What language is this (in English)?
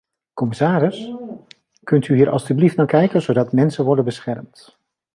Dutch